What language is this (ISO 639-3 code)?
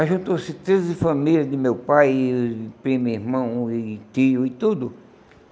por